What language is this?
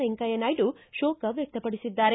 Kannada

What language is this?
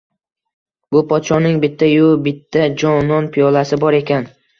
Uzbek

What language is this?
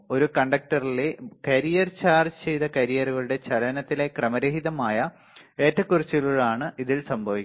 Malayalam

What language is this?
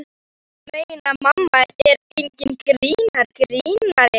Icelandic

